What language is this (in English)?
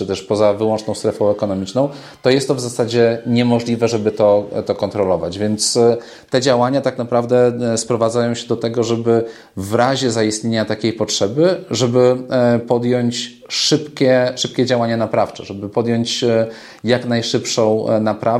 Polish